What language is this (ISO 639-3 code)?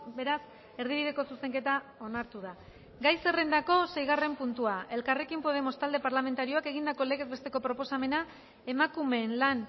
eus